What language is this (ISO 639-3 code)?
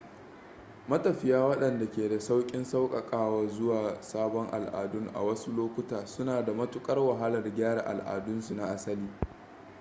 hau